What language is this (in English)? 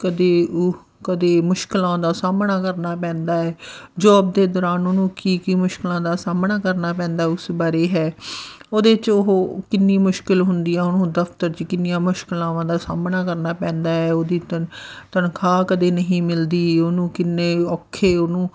Punjabi